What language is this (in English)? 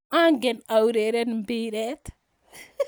Kalenjin